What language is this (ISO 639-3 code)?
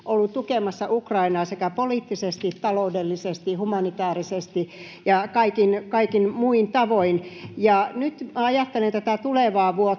fin